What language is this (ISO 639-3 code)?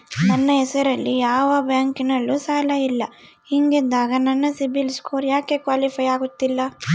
kan